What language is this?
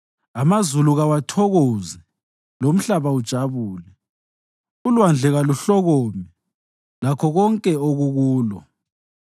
North Ndebele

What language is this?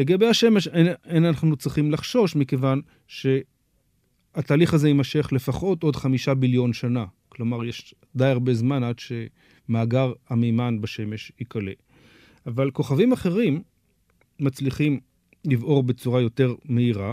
Hebrew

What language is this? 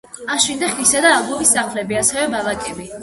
Georgian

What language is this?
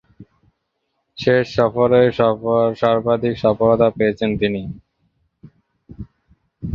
Bangla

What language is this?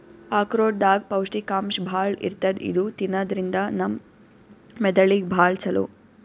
Kannada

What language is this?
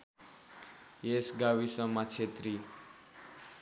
Nepali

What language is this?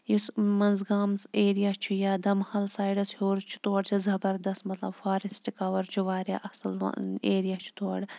Kashmiri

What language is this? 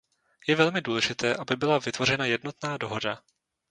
Czech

